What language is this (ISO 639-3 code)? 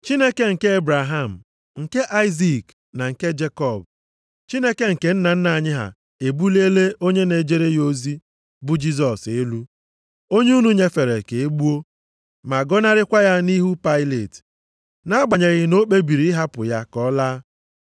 ibo